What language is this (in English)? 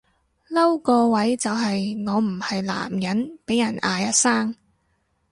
Cantonese